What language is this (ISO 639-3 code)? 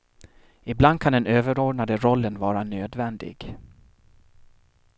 swe